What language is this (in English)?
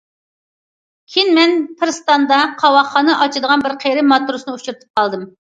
Uyghur